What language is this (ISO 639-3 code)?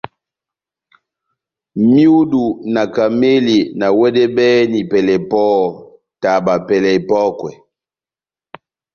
bnm